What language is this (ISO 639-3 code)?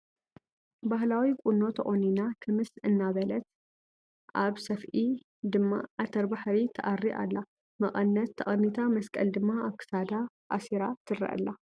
tir